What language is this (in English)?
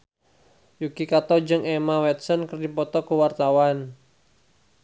Sundanese